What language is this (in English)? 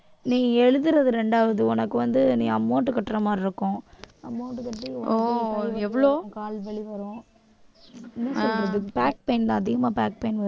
Tamil